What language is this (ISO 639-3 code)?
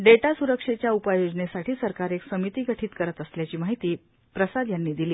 mar